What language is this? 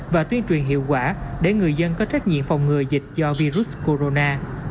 Vietnamese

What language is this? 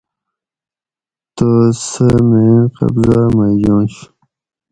Gawri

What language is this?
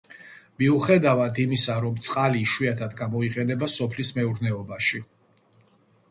Georgian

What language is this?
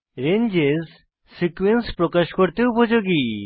Bangla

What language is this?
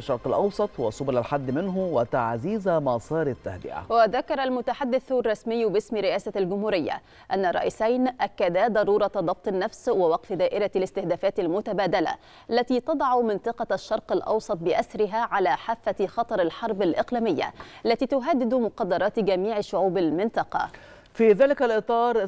Arabic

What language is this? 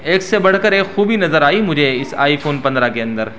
Urdu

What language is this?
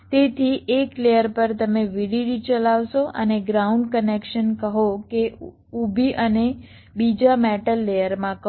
Gujarati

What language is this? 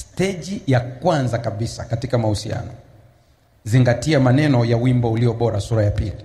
Swahili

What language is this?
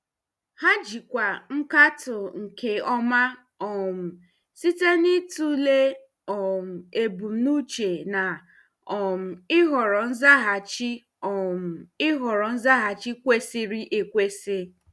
Igbo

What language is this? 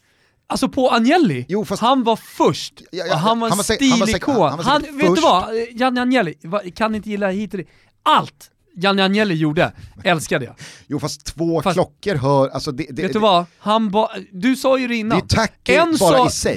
Swedish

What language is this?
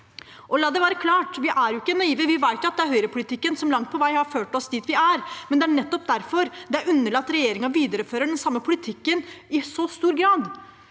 Norwegian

